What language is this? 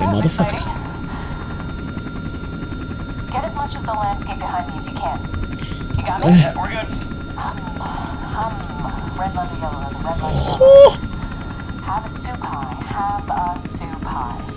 Dutch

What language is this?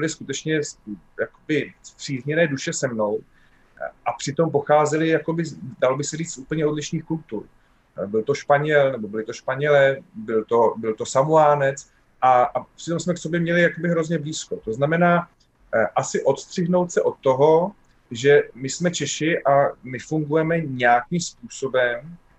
Czech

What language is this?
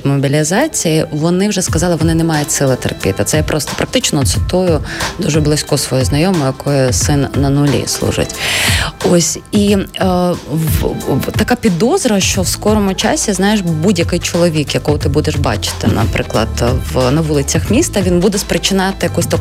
Ukrainian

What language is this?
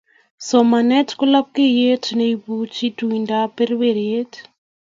Kalenjin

